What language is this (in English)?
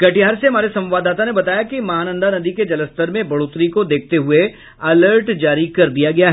Hindi